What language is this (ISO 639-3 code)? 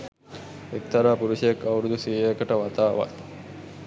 sin